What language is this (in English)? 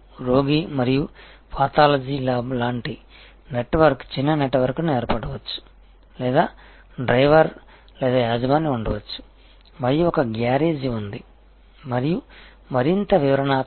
Telugu